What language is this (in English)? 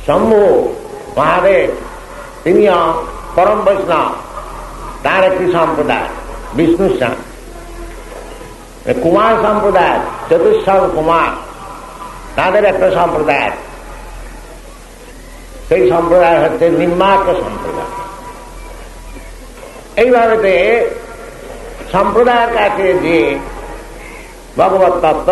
Indonesian